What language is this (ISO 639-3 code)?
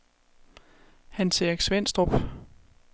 dan